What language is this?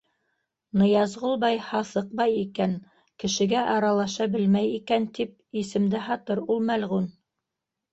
Bashkir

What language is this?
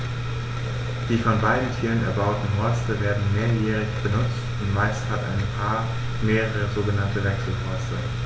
German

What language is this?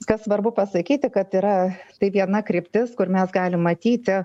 Lithuanian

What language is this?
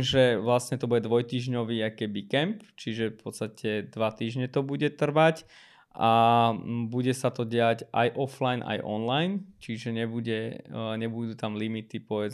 Slovak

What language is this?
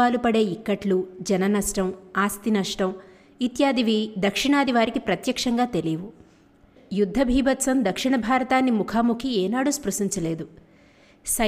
Telugu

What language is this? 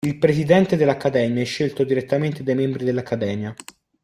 Italian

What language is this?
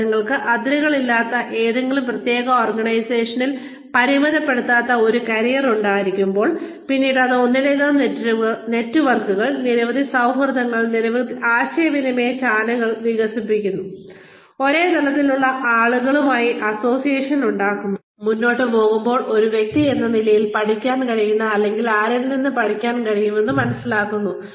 Malayalam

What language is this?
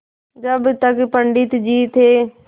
Hindi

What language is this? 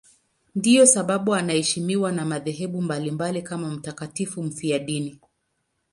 Swahili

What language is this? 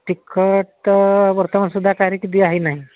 Odia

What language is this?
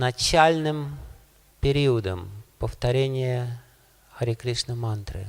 Russian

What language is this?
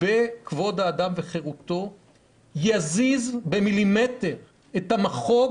Hebrew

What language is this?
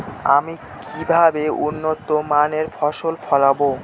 Bangla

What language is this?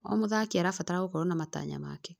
Kikuyu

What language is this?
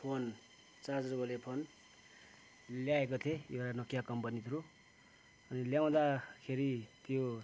Nepali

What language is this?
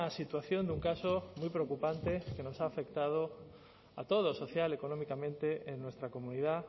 Spanish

